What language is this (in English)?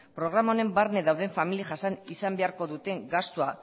Basque